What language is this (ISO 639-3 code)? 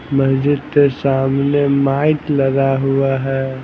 hin